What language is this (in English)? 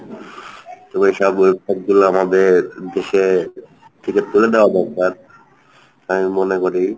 Bangla